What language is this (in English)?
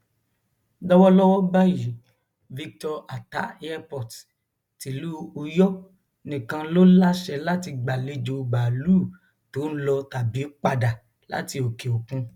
Yoruba